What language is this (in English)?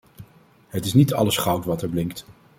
Dutch